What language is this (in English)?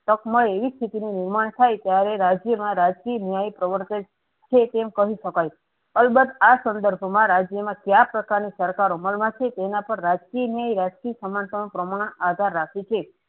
Gujarati